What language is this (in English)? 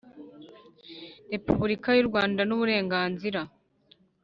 Kinyarwanda